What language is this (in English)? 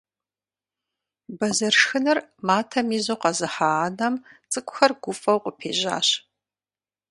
Kabardian